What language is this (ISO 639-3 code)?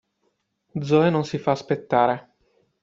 ita